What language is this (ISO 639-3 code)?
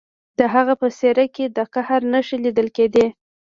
pus